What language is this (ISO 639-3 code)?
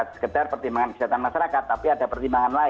ind